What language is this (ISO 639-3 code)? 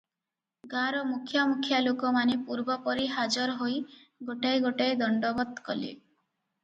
ori